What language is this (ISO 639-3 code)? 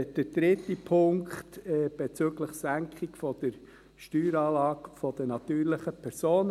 gsw